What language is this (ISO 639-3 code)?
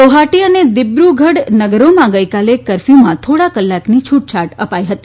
guj